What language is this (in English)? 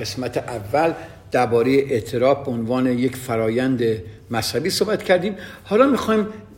Persian